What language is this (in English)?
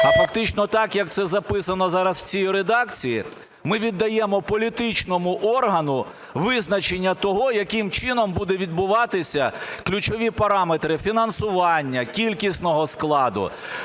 Ukrainian